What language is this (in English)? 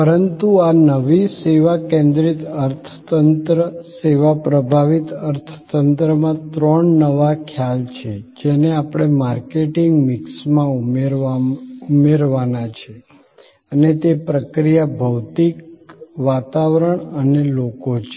Gujarati